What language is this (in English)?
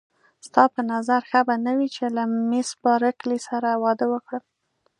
Pashto